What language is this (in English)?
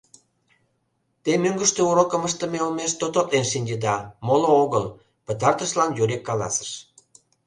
Mari